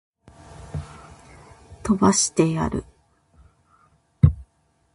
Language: Japanese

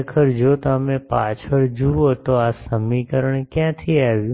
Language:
Gujarati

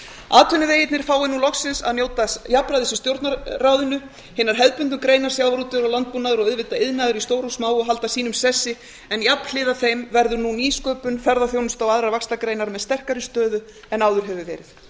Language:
Icelandic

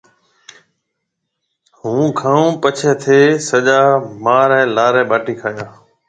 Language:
Marwari (Pakistan)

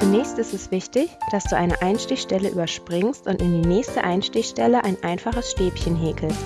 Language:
German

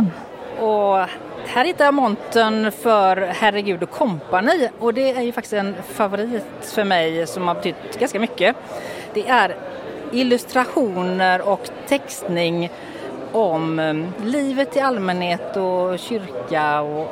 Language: Swedish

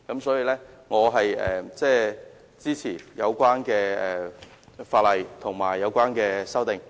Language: Cantonese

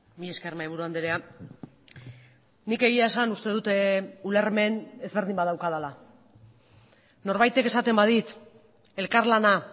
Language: Basque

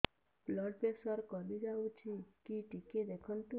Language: Odia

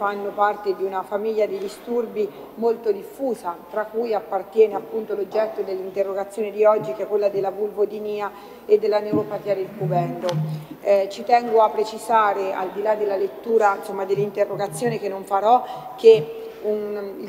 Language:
Italian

